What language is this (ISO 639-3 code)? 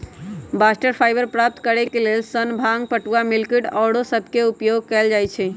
mag